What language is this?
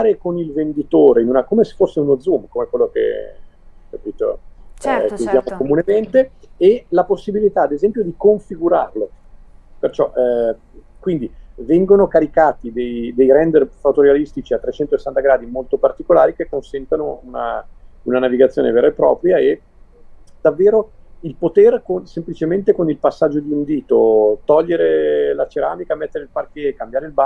Italian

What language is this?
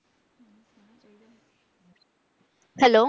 Punjabi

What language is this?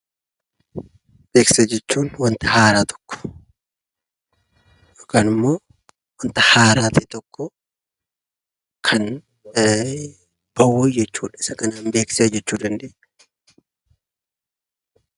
Oromo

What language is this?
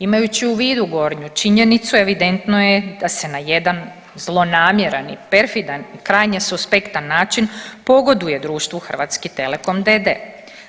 Croatian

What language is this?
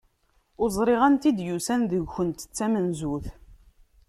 Kabyle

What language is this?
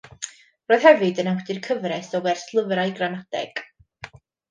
Welsh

